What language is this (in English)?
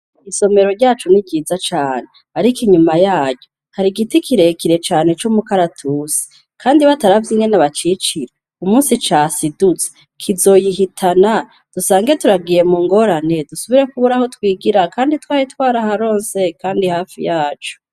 Rundi